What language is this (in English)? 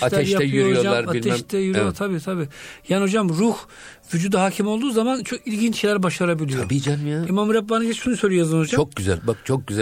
Turkish